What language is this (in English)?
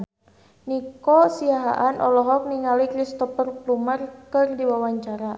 Sundanese